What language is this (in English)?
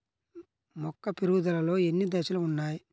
Telugu